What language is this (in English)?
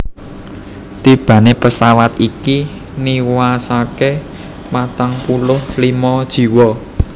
Javanese